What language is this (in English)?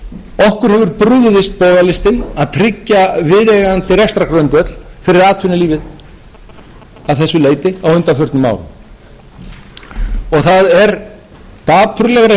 Icelandic